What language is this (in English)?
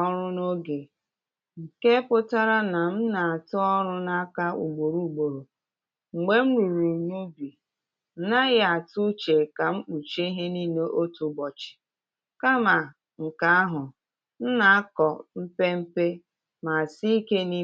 Igbo